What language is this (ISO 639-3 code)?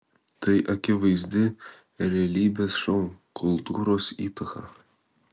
lit